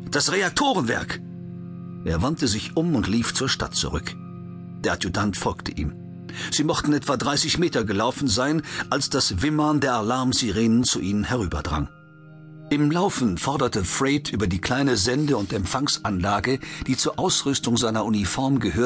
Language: German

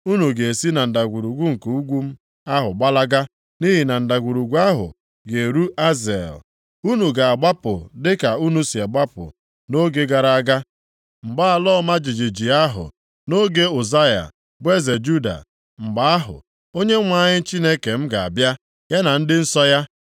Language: Igbo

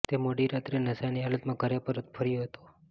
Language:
Gujarati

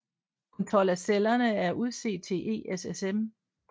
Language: Danish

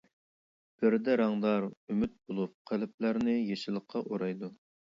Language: Uyghur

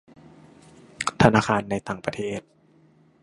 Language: Thai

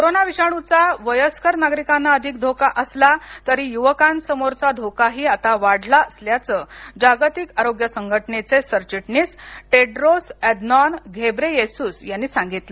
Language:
Marathi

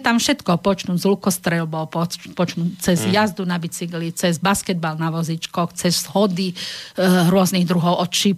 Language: Slovak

